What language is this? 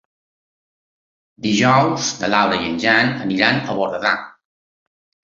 Catalan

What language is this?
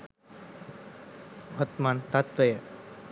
Sinhala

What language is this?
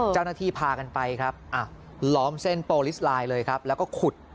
Thai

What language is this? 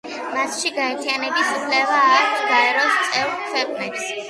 Georgian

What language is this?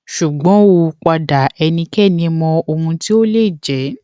Yoruba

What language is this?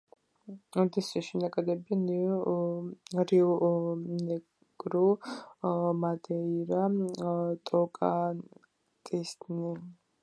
Georgian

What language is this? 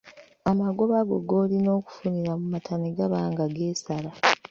Ganda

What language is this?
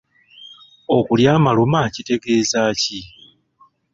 Ganda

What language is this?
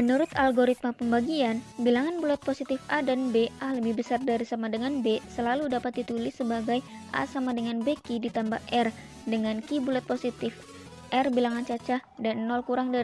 Indonesian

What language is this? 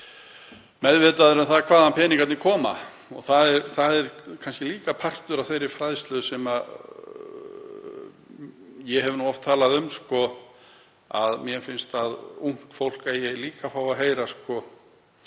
Icelandic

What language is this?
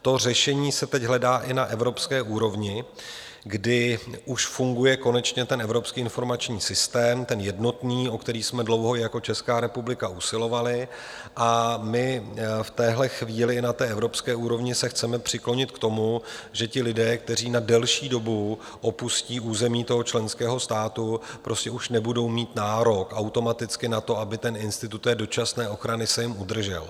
Czech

